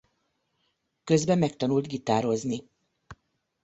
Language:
Hungarian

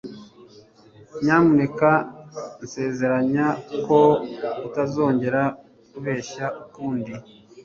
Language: Kinyarwanda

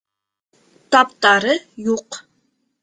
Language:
Bashkir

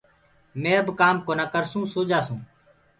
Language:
Gurgula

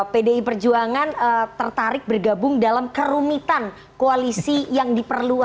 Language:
Indonesian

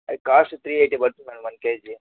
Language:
Telugu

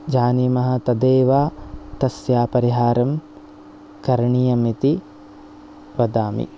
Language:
Sanskrit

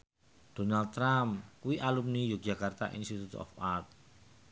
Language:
Javanese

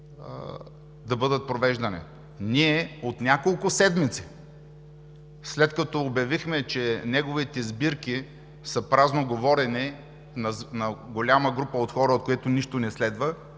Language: Bulgarian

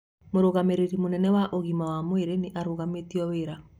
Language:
Kikuyu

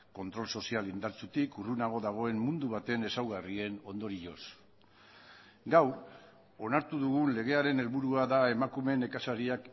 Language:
Basque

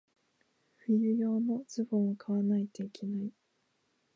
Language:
Japanese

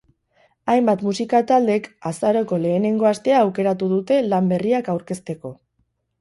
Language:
Basque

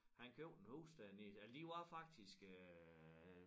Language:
Danish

